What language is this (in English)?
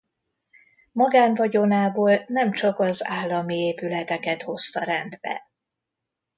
Hungarian